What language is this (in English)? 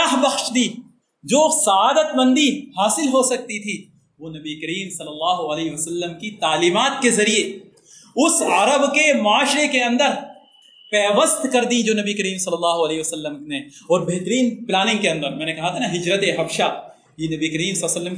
Urdu